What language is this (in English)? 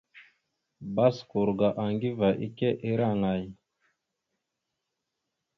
Mada (Cameroon)